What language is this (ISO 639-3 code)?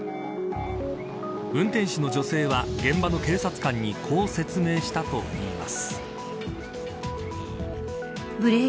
jpn